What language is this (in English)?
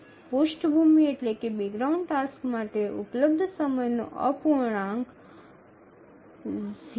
Gujarati